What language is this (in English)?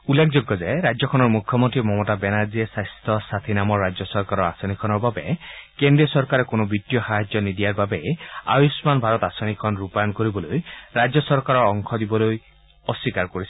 Assamese